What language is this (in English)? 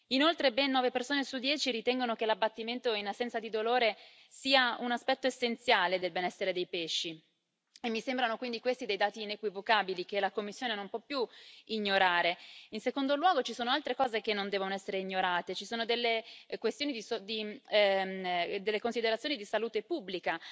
Italian